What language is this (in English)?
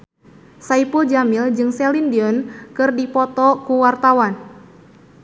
Sundanese